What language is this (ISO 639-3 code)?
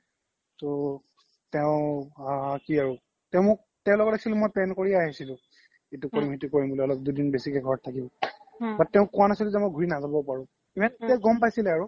asm